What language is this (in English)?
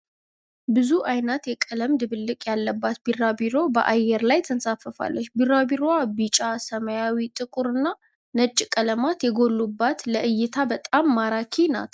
Amharic